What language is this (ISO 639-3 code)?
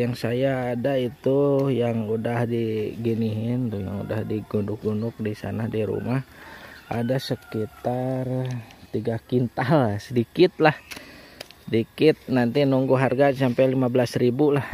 ind